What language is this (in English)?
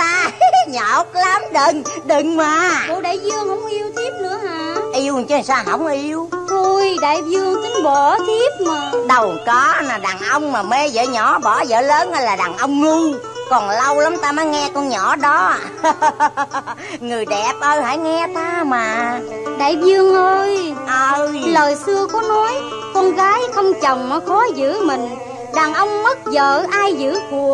Vietnamese